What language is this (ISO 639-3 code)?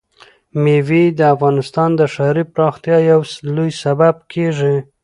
pus